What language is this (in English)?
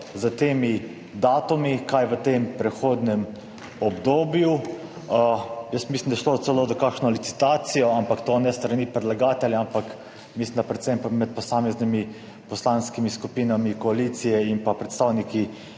Slovenian